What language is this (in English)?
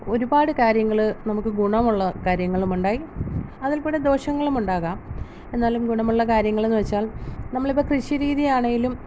Malayalam